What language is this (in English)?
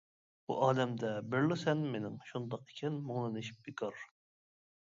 Uyghur